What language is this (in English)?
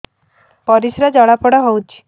Odia